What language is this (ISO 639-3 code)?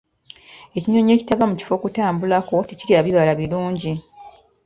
lug